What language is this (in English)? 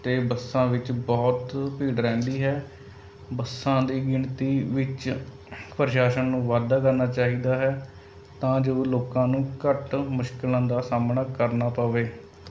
Punjabi